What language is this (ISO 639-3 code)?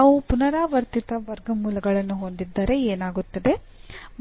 kan